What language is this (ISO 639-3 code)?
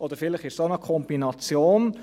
gsw